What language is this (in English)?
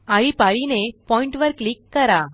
Marathi